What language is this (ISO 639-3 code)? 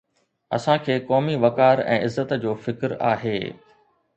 snd